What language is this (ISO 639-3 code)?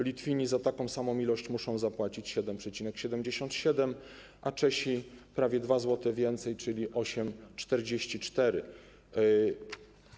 pol